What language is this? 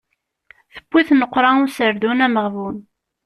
Kabyle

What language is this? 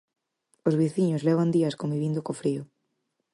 Galician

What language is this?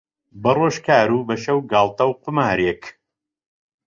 Central Kurdish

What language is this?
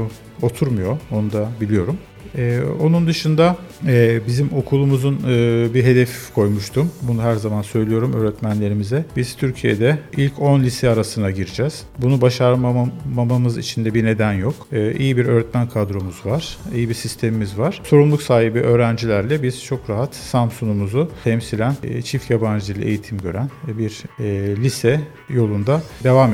Turkish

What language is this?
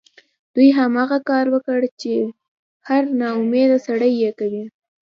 Pashto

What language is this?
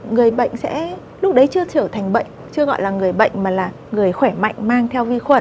Vietnamese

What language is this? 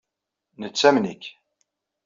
Kabyle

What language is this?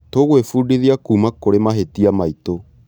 Kikuyu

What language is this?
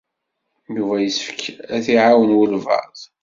Kabyle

